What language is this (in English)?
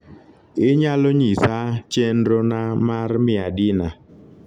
Luo (Kenya and Tanzania)